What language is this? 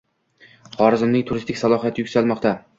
Uzbek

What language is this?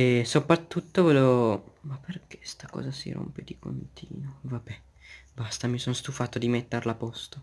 Italian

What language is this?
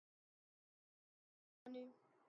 Urdu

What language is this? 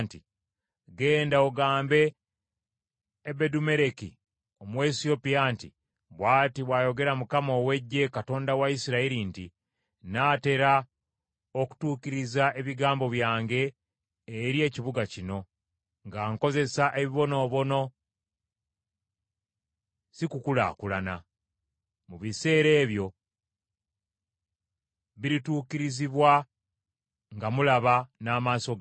Ganda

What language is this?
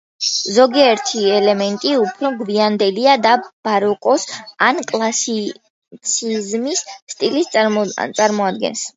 Georgian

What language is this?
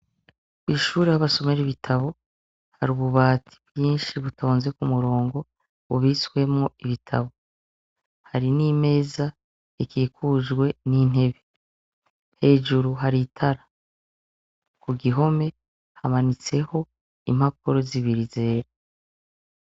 Rundi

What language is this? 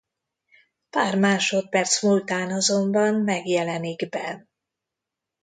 Hungarian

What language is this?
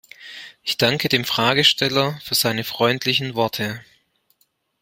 German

